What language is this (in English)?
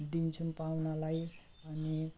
Nepali